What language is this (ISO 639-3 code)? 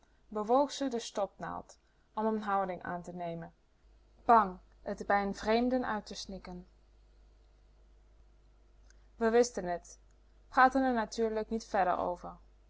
nld